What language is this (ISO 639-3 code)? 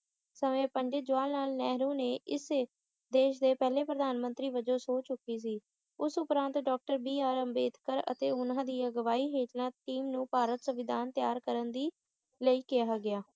pan